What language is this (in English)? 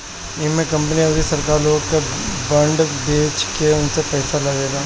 Bhojpuri